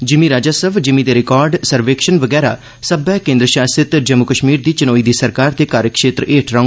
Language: Dogri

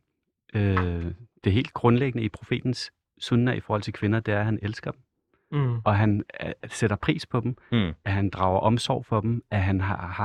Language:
Danish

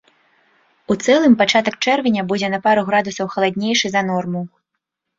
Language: Belarusian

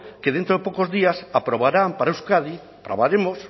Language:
Spanish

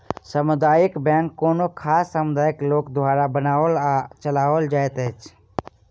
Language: Maithili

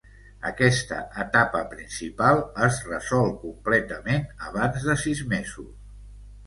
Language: Catalan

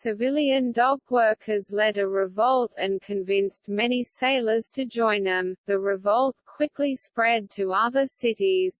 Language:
English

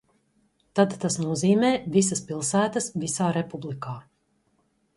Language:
Latvian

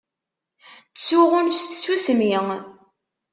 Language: Kabyle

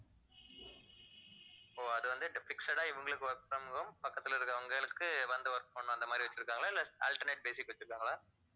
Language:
Tamil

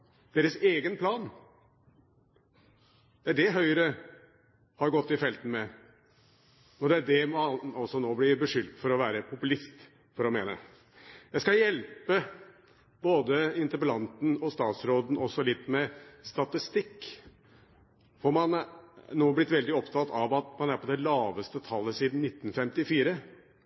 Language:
Norwegian Bokmål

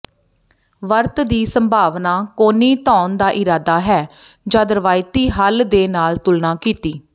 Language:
Punjabi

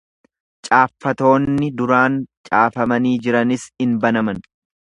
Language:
Oromo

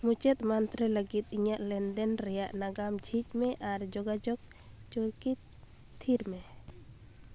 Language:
Santali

